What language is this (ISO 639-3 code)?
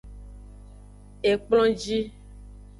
ajg